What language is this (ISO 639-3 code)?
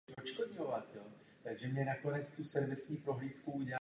ces